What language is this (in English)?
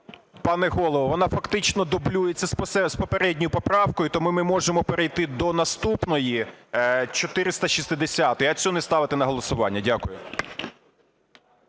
Ukrainian